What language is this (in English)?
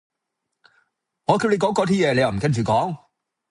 Cantonese